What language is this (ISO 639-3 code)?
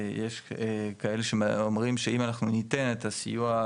heb